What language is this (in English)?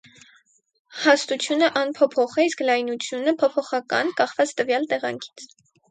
Armenian